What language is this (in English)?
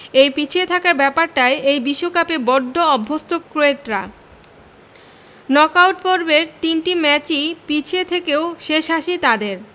Bangla